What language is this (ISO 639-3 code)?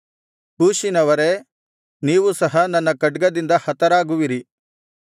kan